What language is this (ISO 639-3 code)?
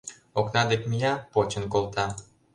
chm